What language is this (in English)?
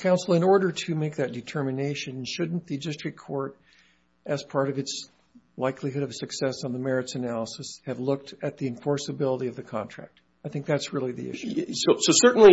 English